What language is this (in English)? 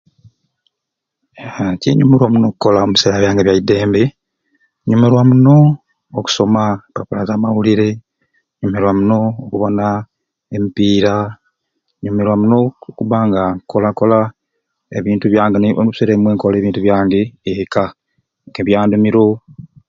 Ruuli